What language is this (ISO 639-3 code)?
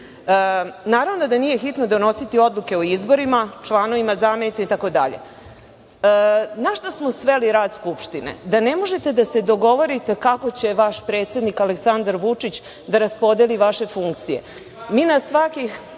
srp